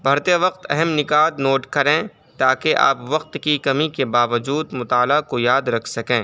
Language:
Urdu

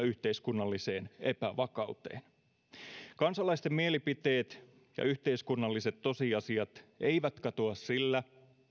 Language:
Finnish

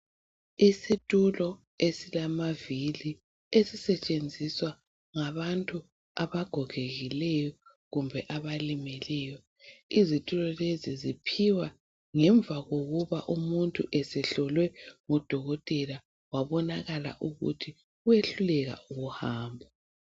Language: North Ndebele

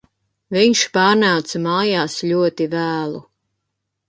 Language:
Latvian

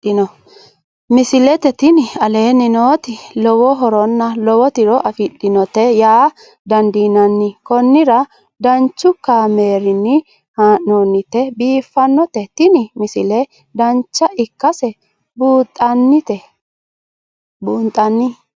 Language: Sidamo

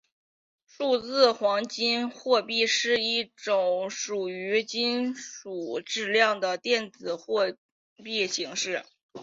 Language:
Chinese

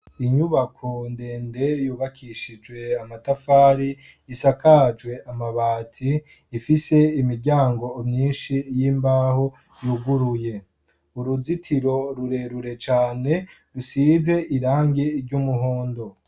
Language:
Rundi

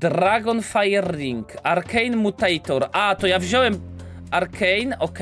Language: Polish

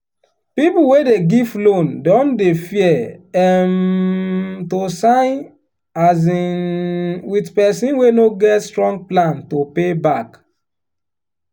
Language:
Nigerian Pidgin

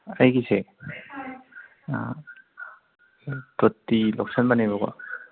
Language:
Manipuri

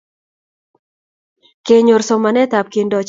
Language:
Kalenjin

